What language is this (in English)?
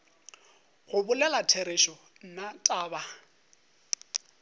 Northern Sotho